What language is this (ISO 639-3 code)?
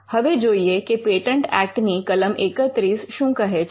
guj